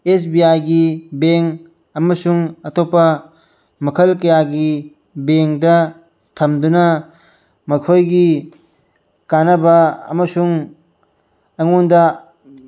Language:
Manipuri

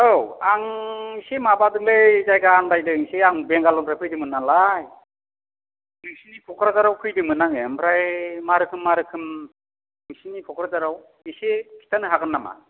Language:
Bodo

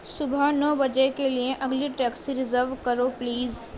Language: Urdu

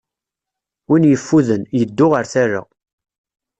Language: Kabyle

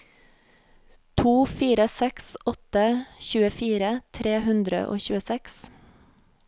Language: Norwegian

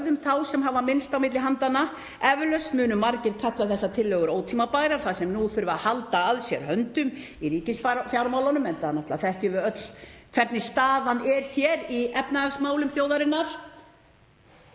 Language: Icelandic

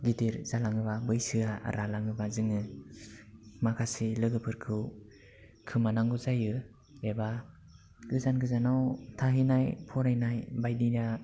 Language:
Bodo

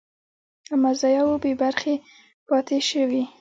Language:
Pashto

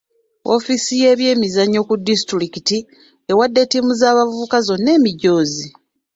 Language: Ganda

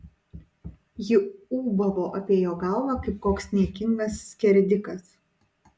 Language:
Lithuanian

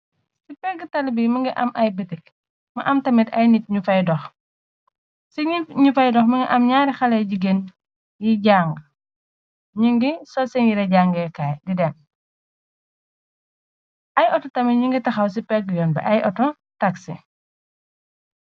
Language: Wolof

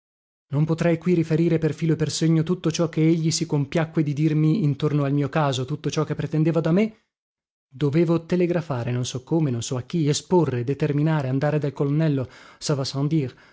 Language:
Italian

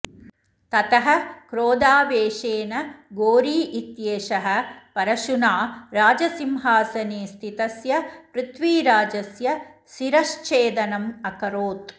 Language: Sanskrit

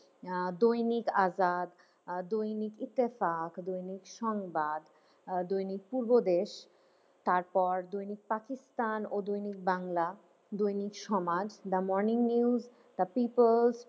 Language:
Bangla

